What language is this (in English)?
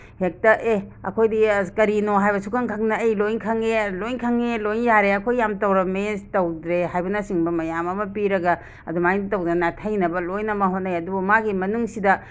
Manipuri